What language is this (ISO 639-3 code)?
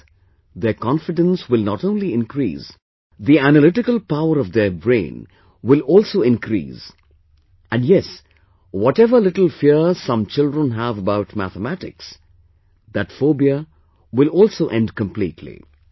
eng